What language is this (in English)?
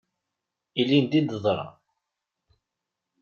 Kabyle